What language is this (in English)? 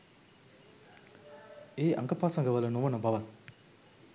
Sinhala